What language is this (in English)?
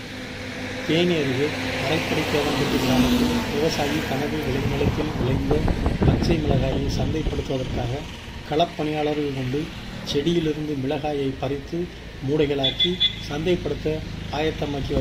Turkish